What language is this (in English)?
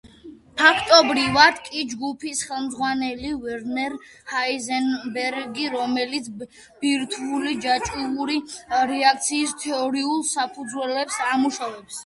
Georgian